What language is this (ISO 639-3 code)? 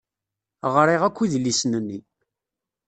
kab